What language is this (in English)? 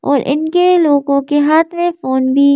Hindi